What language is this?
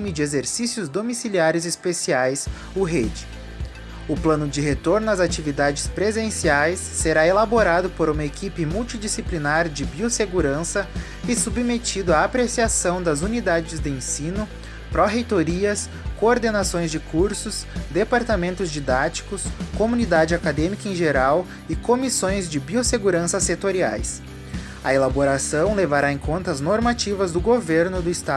Portuguese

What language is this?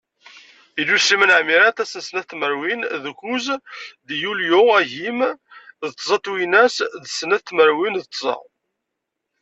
Kabyle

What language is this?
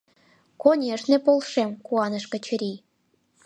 Mari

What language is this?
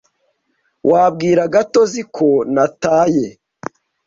Kinyarwanda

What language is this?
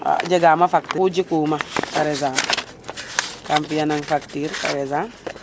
Serer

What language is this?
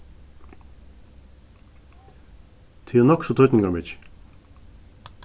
Faroese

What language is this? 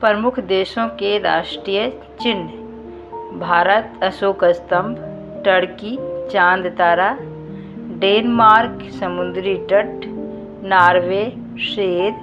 Hindi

